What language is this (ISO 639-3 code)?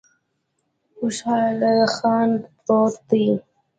pus